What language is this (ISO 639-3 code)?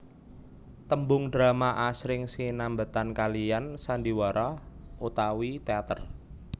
jav